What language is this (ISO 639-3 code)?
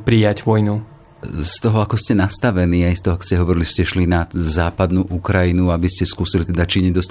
slk